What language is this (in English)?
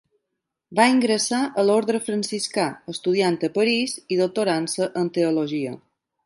Catalan